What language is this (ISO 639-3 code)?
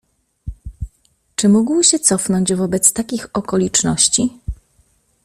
pol